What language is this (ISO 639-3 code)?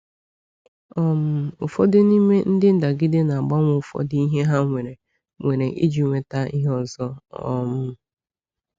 ibo